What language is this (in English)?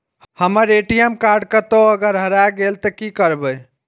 Maithili